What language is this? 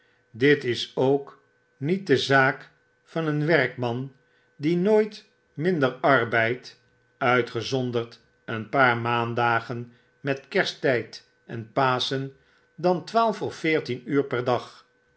Dutch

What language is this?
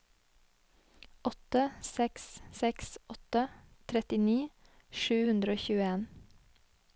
Norwegian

